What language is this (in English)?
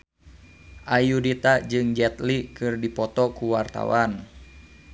Sundanese